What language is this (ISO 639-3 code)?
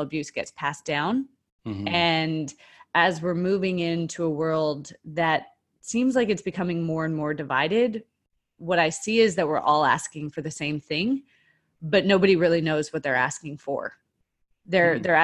eng